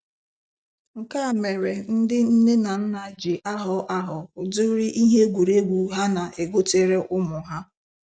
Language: Igbo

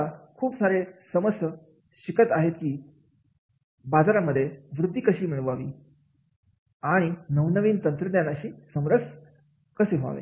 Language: Marathi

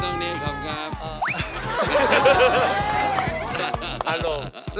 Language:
Thai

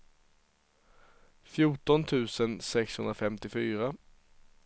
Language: Swedish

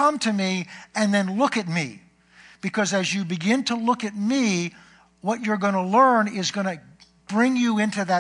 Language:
English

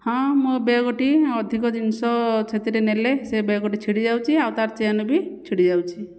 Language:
Odia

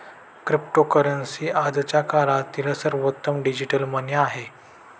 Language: Marathi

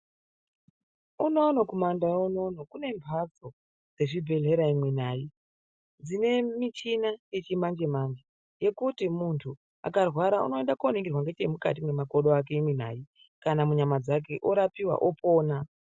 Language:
Ndau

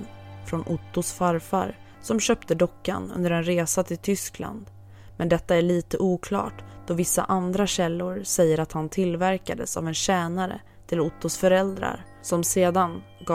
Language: Swedish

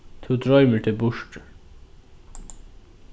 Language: Faroese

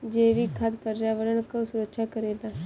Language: Bhojpuri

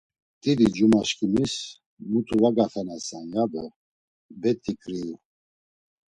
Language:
Laz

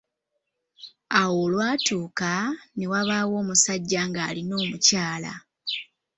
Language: Ganda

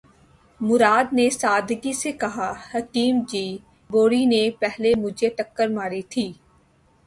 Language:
Urdu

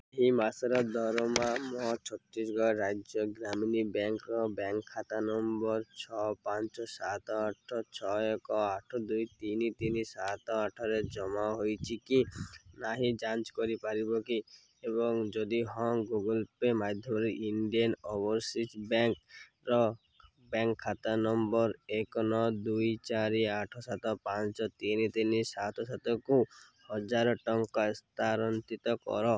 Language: Odia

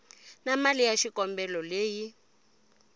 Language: Tsonga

